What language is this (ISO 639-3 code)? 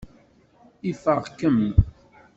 kab